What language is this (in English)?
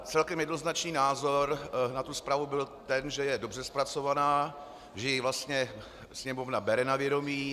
Czech